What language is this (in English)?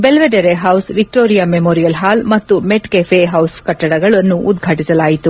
Kannada